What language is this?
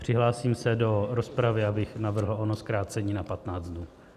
Czech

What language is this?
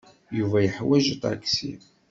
Kabyle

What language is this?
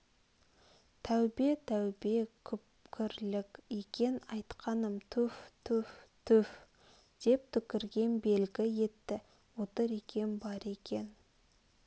Kazakh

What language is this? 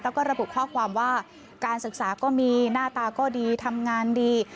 Thai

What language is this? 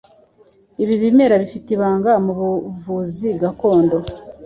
Kinyarwanda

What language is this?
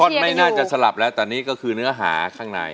Thai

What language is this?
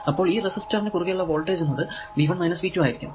Malayalam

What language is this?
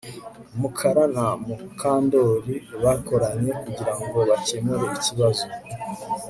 Kinyarwanda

